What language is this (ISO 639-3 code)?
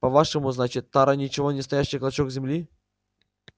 rus